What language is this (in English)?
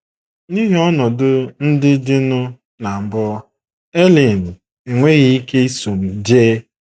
Igbo